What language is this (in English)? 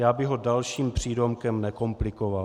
Czech